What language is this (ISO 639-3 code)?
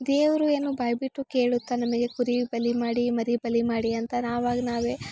kan